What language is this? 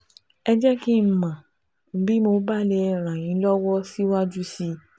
Yoruba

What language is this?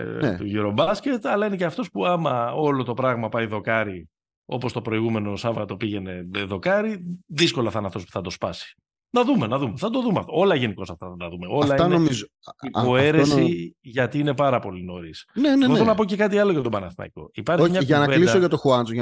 Greek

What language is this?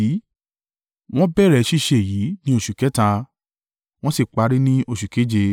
Yoruba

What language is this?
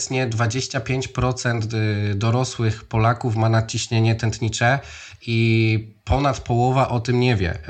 Polish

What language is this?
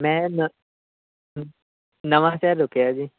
Punjabi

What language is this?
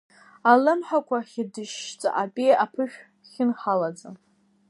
Abkhazian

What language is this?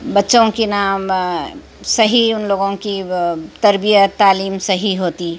Urdu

